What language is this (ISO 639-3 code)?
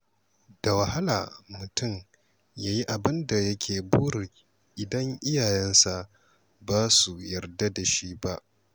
hau